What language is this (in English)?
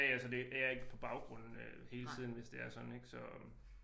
Danish